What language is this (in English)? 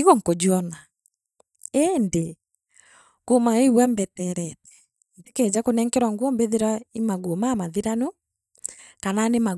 Meru